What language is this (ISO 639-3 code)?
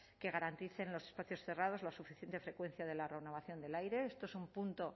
spa